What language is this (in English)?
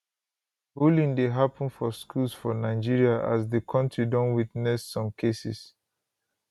Nigerian Pidgin